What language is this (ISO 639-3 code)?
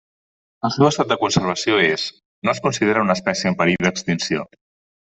cat